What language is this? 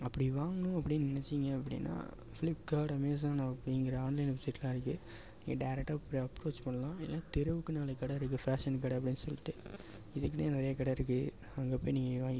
Tamil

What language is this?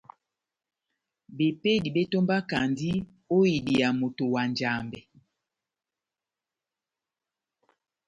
Batanga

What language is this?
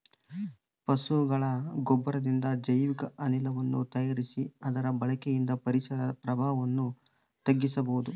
Kannada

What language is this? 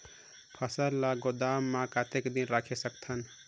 Chhattisgarhi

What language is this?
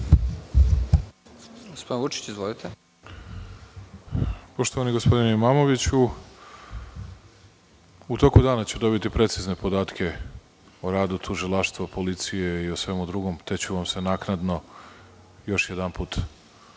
Serbian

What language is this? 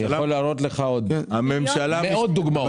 Hebrew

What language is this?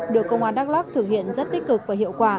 Vietnamese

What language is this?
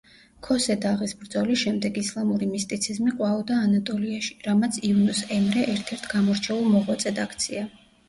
Georgian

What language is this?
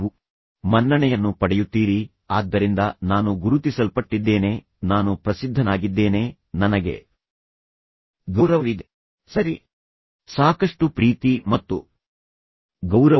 Kannada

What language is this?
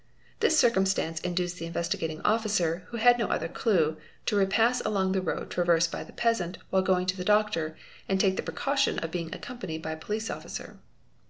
English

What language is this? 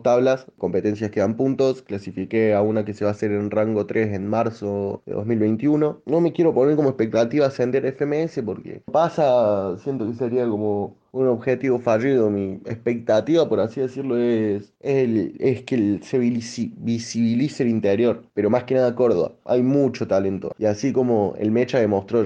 Spanish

